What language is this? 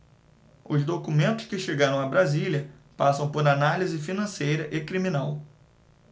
Portuguese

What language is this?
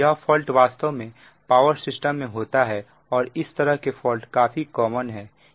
Hindi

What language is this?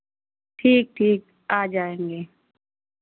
Hindi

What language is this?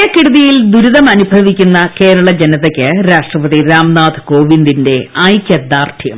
Malayalam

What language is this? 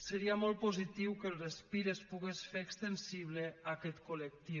Catalan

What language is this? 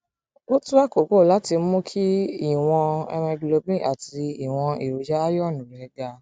Yoruba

